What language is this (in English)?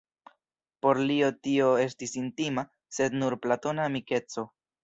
Esperanto